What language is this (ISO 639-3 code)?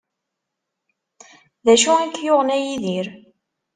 kab